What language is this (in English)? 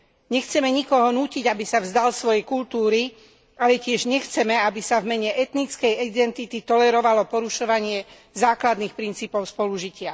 Slovak